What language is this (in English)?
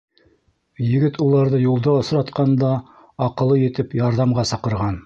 Bashkir